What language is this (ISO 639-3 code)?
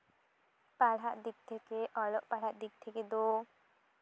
sat